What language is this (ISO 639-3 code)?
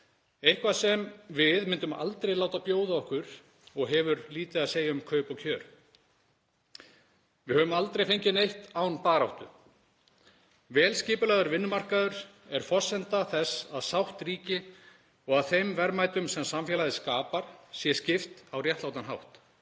isl